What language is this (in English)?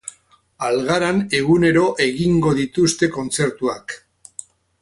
Basque